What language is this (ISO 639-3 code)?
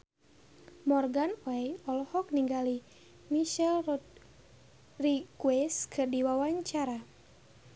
sun